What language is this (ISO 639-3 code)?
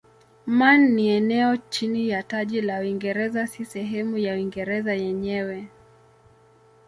swa